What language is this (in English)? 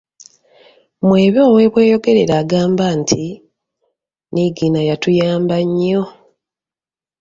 Ganda